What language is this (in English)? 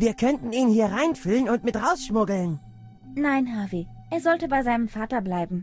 German